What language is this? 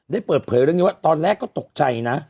Thai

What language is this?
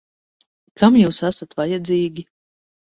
Latvian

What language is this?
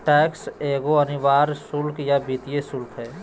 Magahi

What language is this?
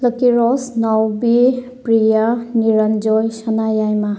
Manipuri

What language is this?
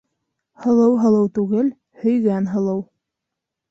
Bashkir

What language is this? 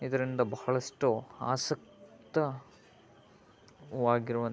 Kannada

